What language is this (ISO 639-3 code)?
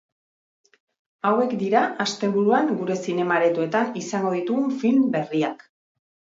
eus